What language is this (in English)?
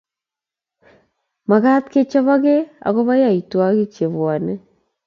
Kalenjin